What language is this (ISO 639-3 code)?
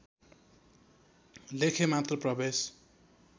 nep